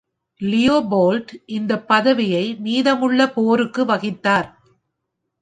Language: Tamil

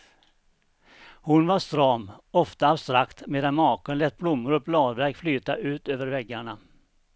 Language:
Swedish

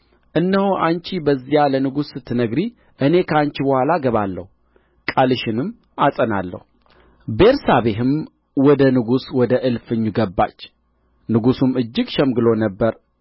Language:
Amharic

